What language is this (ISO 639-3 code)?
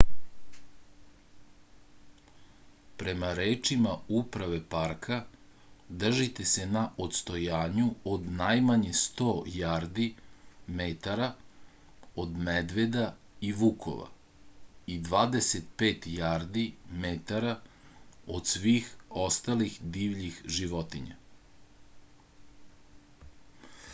srp